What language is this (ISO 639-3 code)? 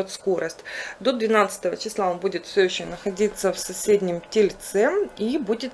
rus